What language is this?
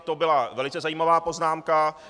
Czech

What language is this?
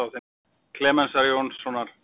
Icelandic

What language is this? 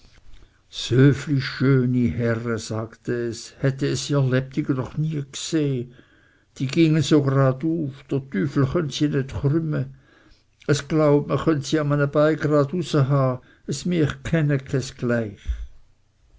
German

